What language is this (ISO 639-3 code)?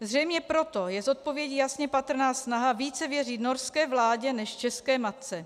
ces